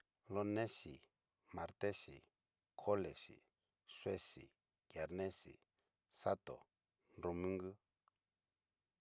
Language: Cacaloxtepec Mixtec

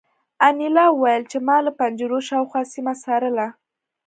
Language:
Pashto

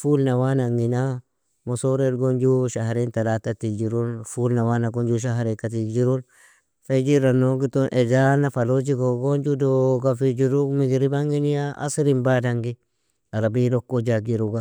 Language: Nobiin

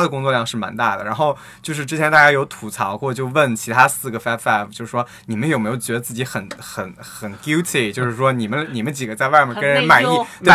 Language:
Chinese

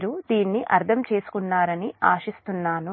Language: Telugu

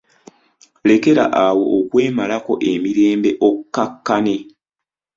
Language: Ganda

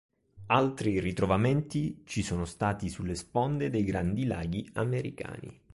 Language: Italian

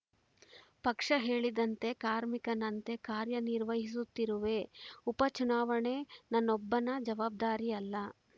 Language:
Kannada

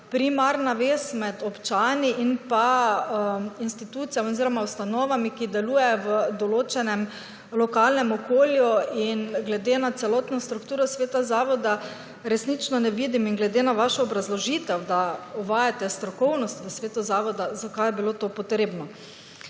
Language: Slovenian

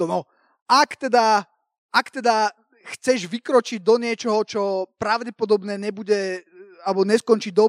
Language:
Slovak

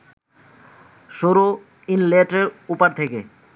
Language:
Bangla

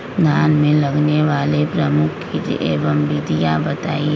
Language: Magahi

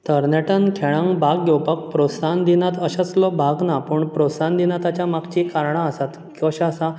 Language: Konkani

